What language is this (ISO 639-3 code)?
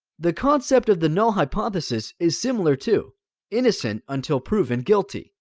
eng